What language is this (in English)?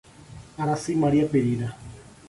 Portuguese